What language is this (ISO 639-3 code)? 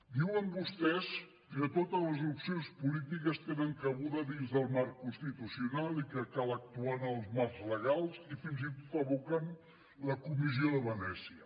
cat